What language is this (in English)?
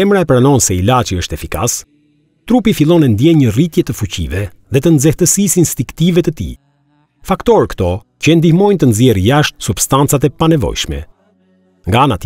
Dutch